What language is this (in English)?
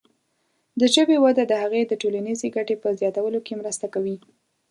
Pashto